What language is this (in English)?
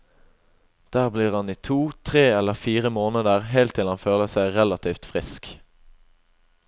Norwegian